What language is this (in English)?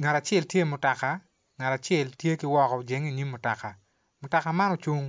Acoli